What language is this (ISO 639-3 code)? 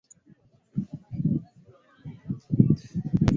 swa